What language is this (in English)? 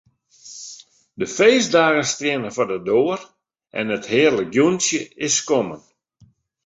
Western Frisian